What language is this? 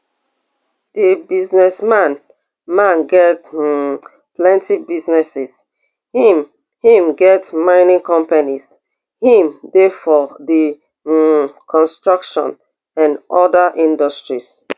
Nigerian Pidgin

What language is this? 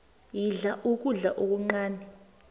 South Ndebele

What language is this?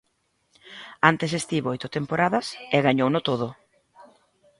Galician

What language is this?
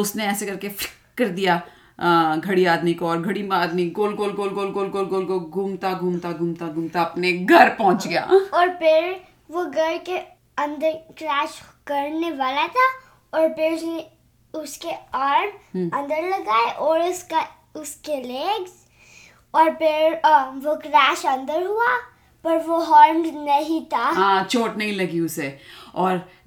Hindi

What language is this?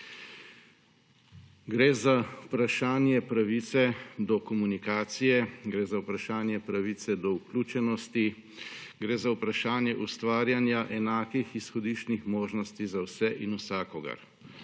Slovenian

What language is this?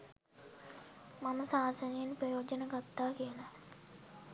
Sinhala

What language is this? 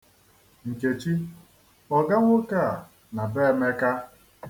Igbo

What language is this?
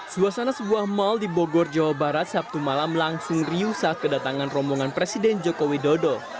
Indonesian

